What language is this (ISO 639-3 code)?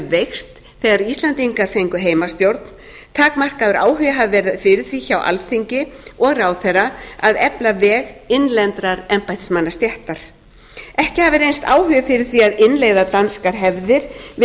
isl